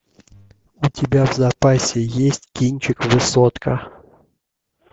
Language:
Russian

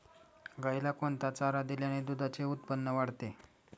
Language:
Marathi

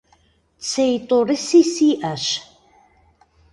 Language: Kabardian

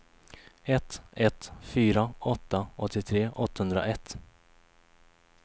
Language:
Swedish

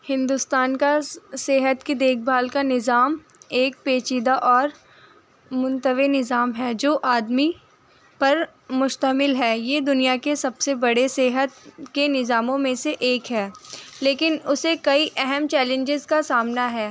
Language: Urdu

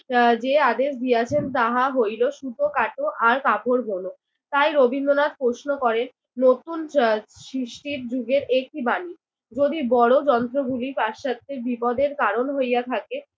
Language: Bangla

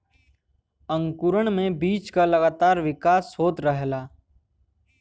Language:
Bhojpuri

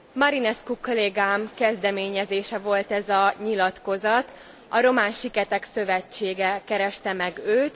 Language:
Hungarian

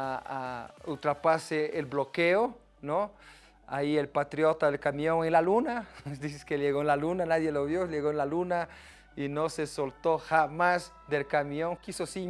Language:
Spanish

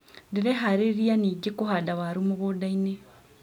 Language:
Kikuyu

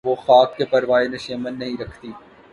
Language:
Urdu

